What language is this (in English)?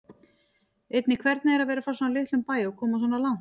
Icelandic